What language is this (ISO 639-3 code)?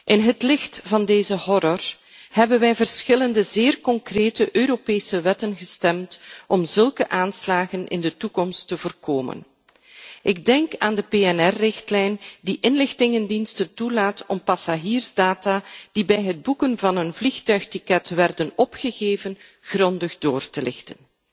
nld